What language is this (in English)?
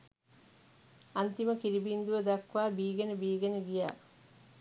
Sinhala